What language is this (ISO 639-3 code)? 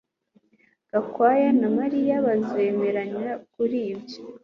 kin